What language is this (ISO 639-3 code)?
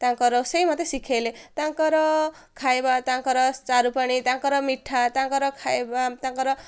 ori